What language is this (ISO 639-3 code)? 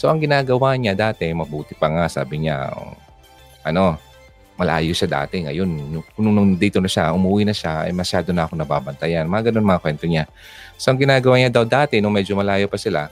fil